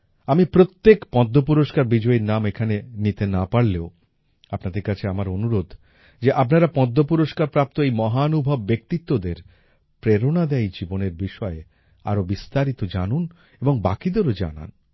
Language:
Bangla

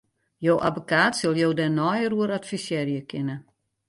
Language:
Western Frisian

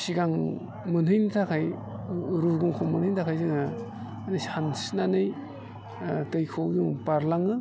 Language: Bodo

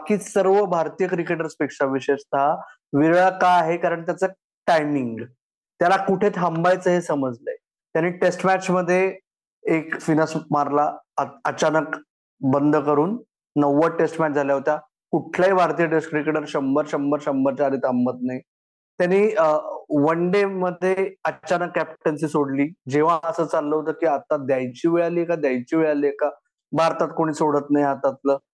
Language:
Marathi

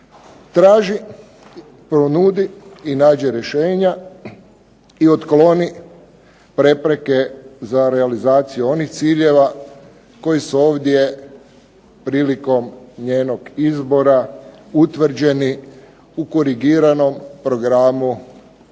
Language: Croatian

